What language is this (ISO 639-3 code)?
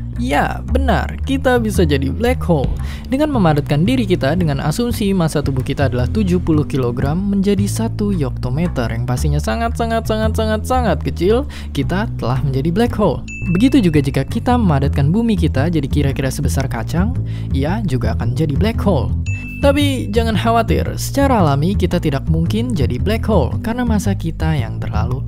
ind